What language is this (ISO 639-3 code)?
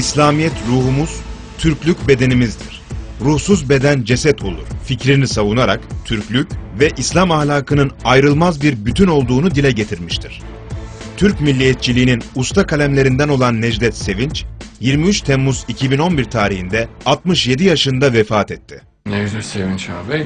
tur